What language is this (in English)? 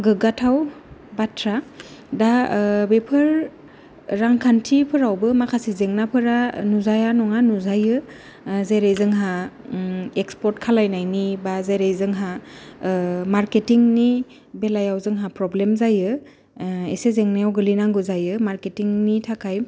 Bodo